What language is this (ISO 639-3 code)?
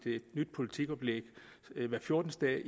dan